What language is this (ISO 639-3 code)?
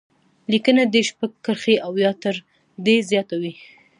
pus